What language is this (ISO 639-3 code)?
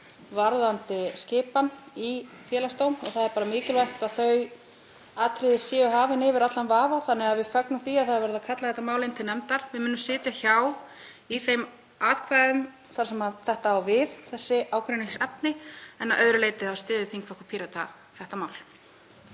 isl